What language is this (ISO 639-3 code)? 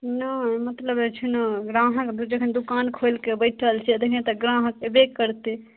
mai